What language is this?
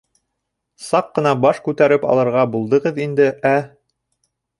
Bashkir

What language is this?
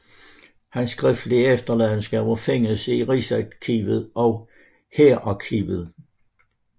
Danish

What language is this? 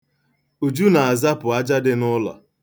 Igbo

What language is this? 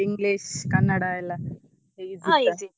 Kannada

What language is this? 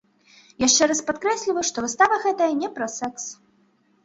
Belarusian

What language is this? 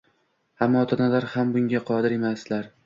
Uzbek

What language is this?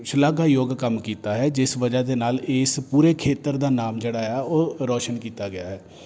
Punjabi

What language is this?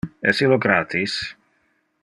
Interlingua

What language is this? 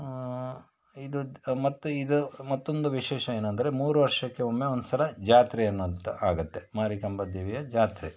Kannada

